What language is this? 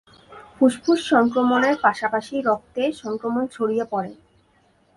Bangla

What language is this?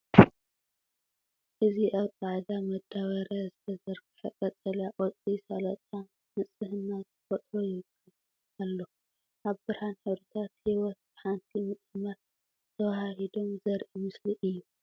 Tigrinya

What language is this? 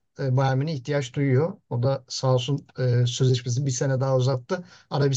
Turkish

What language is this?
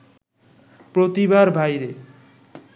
Bangla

